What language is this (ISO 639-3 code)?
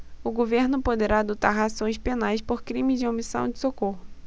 por